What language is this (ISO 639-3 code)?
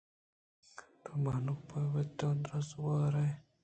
bgp